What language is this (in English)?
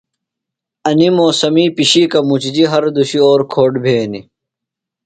Phalura